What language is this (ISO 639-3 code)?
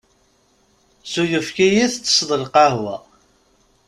kab